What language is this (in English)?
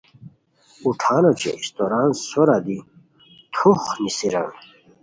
Khowar